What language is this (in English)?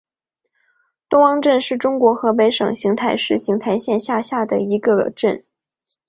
Chinese